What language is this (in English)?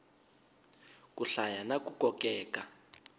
Tsonga